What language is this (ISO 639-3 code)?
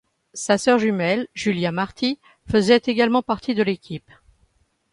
fra